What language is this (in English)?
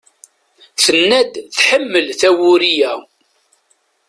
Kabyle